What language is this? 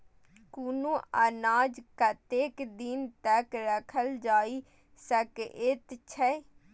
Maithili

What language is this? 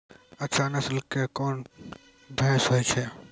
Maithili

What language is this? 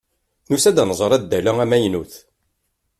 Kabyle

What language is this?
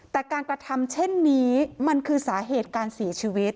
Thai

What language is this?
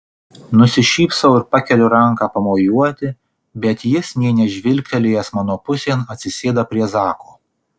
Lithuanian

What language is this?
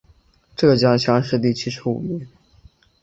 Chinese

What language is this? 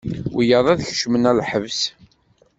Kabyle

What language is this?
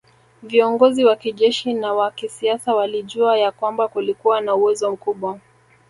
Swahili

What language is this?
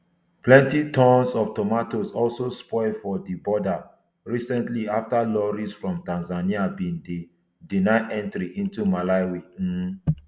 Nigerian Pidgin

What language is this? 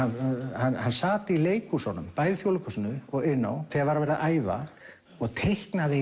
Icelandic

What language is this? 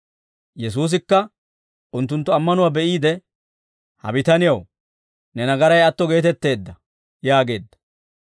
Dawro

